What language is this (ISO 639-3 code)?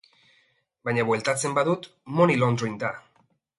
eus